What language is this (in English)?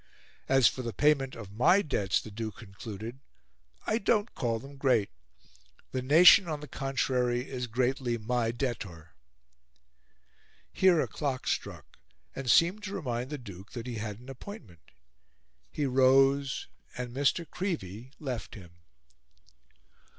English